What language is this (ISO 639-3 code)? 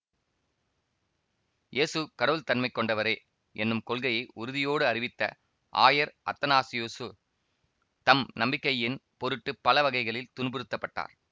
tam